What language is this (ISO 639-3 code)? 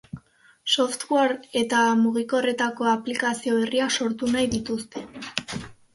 eus